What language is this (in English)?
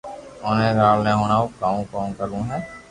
Loarki